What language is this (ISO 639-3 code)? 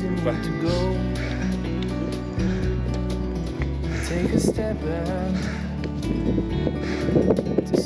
ind